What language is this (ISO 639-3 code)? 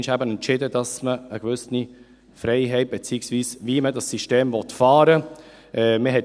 gsw